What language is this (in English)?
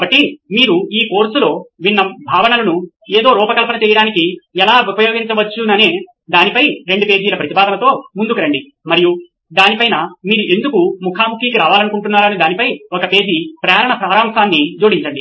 Telugu